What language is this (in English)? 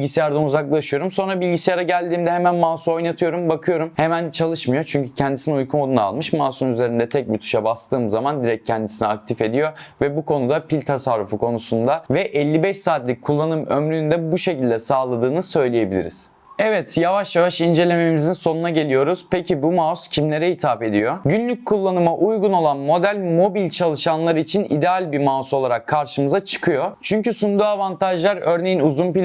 Turkish